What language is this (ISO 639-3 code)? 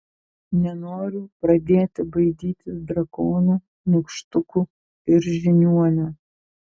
lit